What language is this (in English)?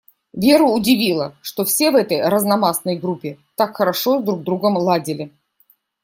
Russian